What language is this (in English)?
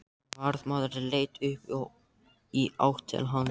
Icelandic